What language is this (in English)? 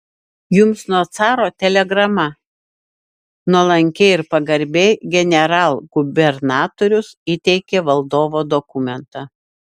Lithuanian